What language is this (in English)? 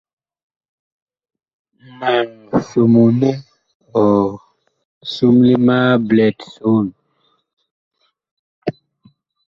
Bakoko